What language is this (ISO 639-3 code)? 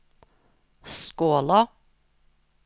nor